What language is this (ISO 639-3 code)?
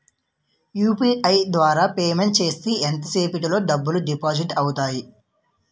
tel